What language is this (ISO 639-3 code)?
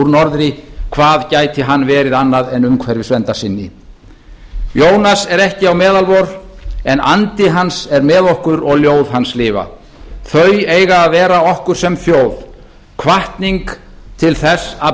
isl